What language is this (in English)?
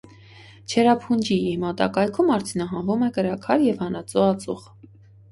Armenian